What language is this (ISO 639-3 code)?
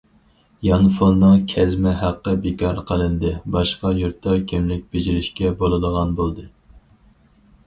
uig